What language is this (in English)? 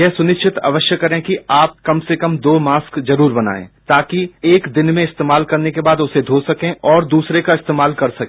Hindi